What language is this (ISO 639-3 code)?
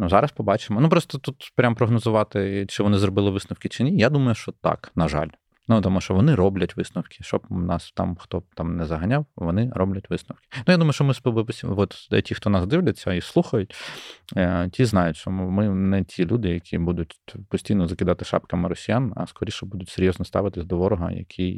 ukr